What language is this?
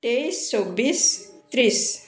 Assamese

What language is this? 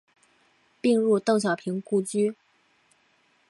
Chinese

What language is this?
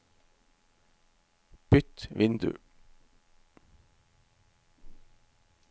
Norwegian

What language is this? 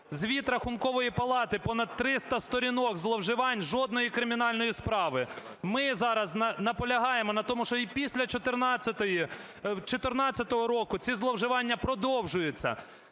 Ukrainian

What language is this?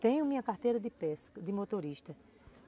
Portuguese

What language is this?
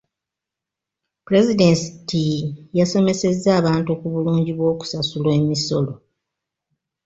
Ganda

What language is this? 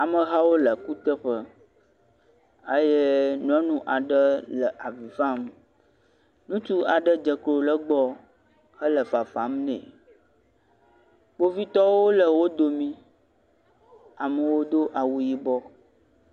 Ewe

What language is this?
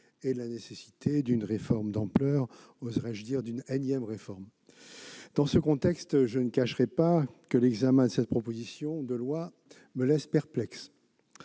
French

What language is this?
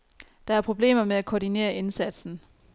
Danish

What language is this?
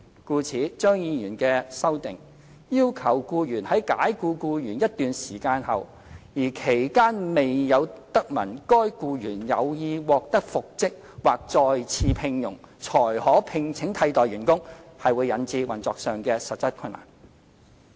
Cantonese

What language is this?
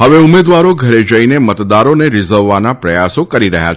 Gujarati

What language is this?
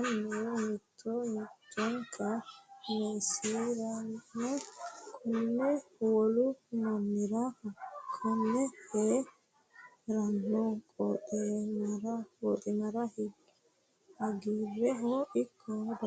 Sidamo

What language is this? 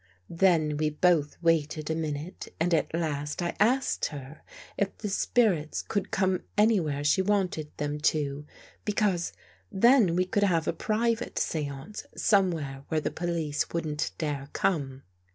English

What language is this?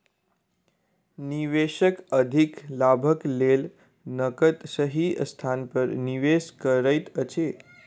Maithili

